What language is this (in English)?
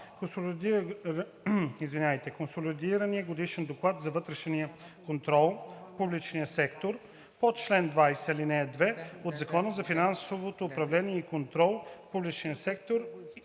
Bulgarian